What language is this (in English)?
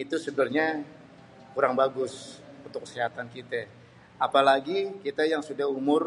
Betawi